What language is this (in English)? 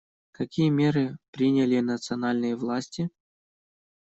Russian